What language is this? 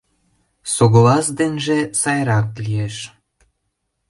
Mari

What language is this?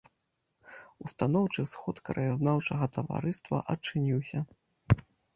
Belarusian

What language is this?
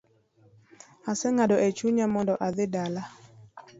Luo (Kenya and Tanzania)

